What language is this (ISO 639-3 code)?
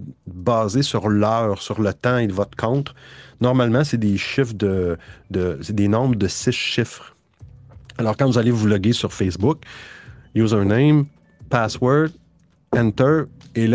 fra